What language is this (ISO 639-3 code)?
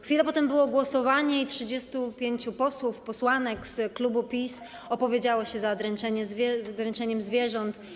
pol